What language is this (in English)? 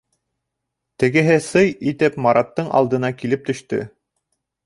Bashkir